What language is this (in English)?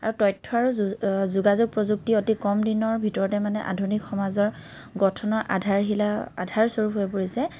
Assamese